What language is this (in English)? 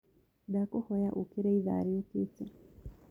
Kikuyu